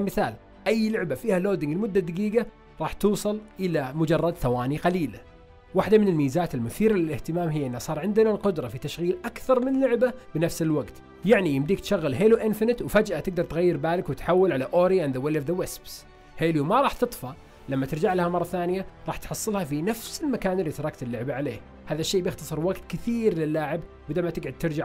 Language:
Arabic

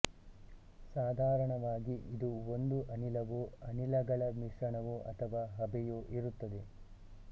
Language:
Kannada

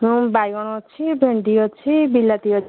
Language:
Odia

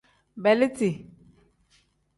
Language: Tem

